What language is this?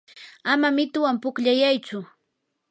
Yanahuanca Pasco Quechua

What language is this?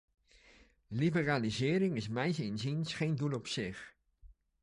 Dutch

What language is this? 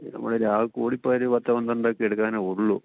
Malayalam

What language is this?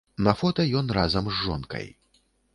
Belarusian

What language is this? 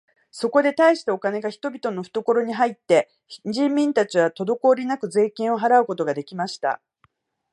Japanese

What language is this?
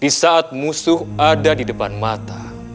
Indonesian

